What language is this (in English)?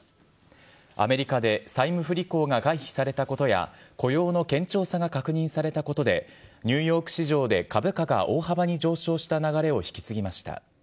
Japanese